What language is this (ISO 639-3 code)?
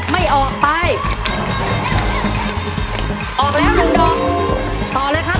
tha